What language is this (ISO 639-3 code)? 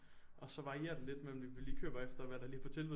dan